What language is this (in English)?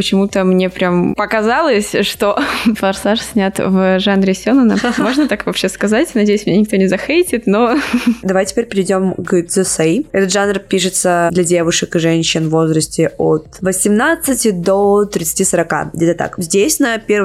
Russian